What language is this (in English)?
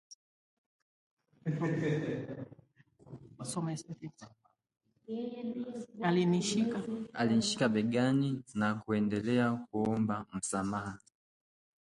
Swahili